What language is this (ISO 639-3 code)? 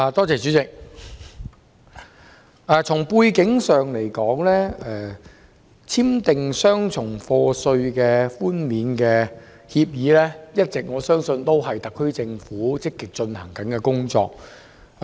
yue